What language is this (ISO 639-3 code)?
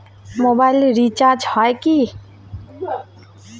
ben